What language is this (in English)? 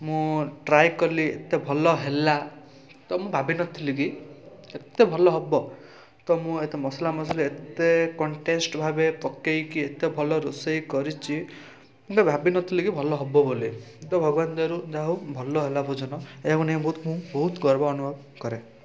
Odia